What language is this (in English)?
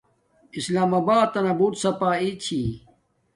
Domaaki